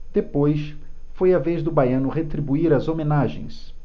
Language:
Portuguese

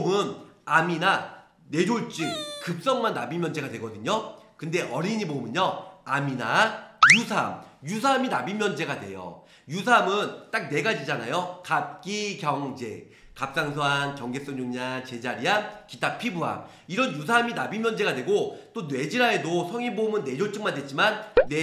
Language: Korean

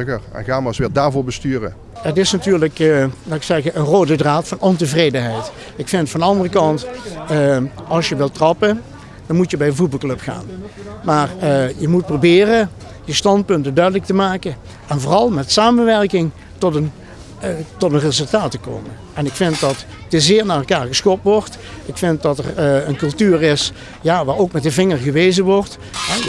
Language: Dutch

